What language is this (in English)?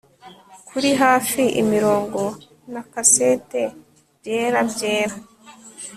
Kinyarwanda